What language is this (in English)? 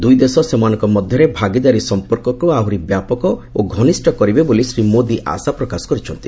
Odia